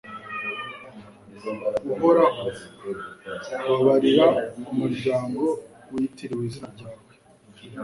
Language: Kinyarwanda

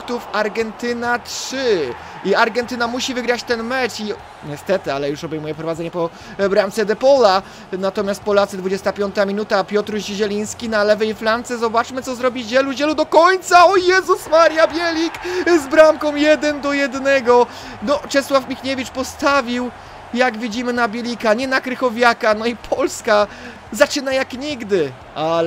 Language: Polish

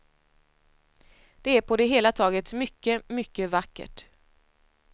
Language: Swedish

